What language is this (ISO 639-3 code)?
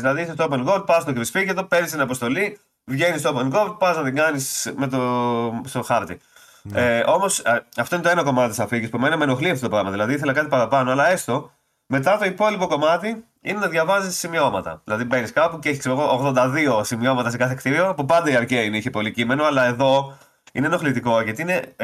ell